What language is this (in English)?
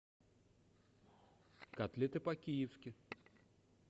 Russian